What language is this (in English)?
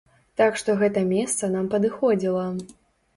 Belarusian